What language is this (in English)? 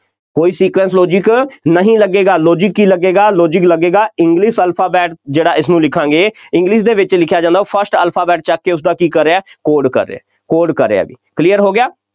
Punjabi